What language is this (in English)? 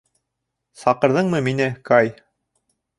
Bashkir